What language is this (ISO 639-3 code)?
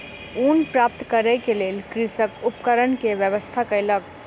mai